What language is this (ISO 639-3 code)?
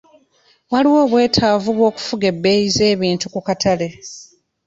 lug